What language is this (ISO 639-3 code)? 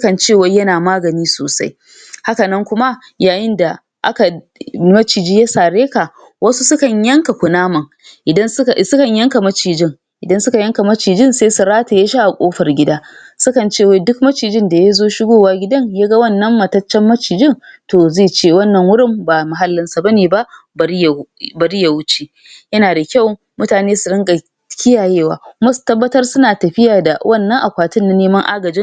hau